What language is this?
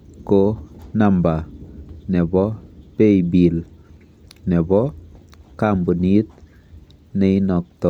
Kalenjin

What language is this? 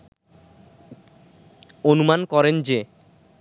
Bangla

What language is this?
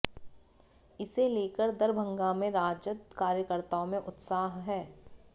Hindi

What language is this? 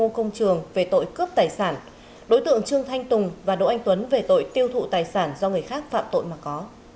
Vietnamese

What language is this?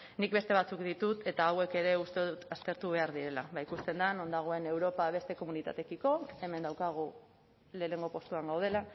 Basque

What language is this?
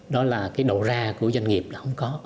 Vietnamese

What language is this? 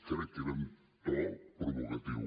Catalan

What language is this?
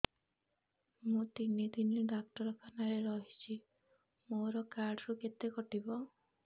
Odia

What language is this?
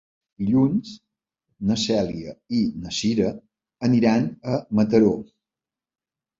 Catalan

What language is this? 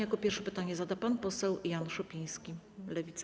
Polish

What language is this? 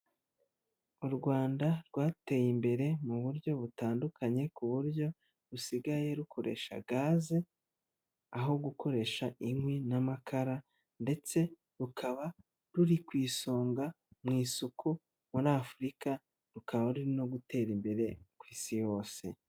Kinyarwanda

